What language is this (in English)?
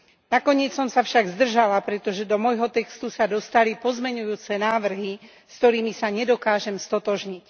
Slovak